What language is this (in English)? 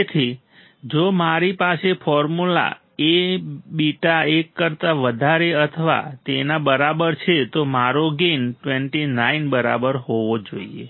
Gujarati